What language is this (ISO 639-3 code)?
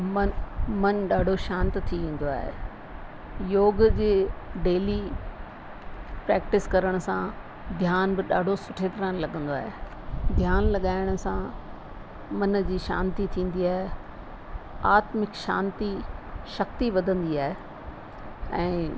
snd